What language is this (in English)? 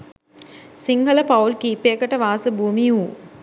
Sinhala